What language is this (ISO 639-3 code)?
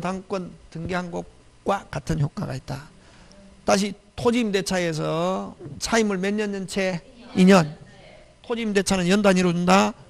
kor